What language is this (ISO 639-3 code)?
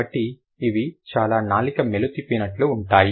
tel